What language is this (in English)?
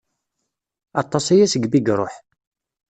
Kabyle